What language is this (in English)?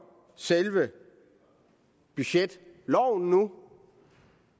Danish